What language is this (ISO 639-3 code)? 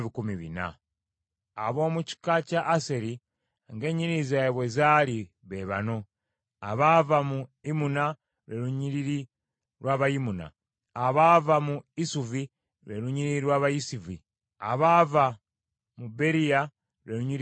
lug